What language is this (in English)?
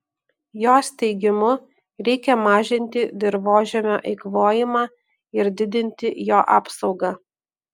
Lithuanian